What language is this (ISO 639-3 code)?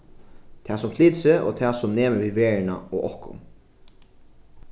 fao